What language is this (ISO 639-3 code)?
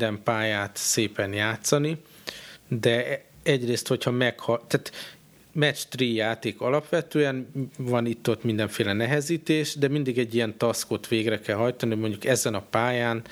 hun